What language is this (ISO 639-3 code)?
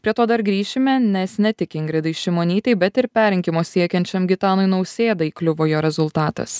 lit